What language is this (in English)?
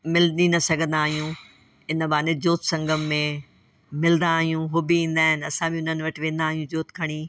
Sindhi